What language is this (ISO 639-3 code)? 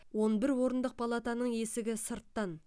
kaz